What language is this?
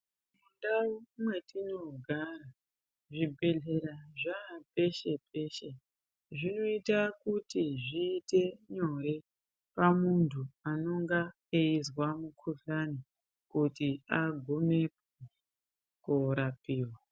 Ndau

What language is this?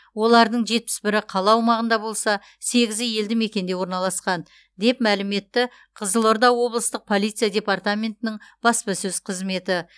Kazakh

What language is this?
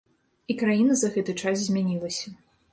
Belarusian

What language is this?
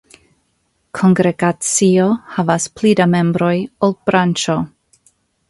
Esperanto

